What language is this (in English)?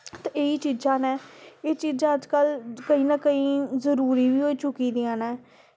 Dogri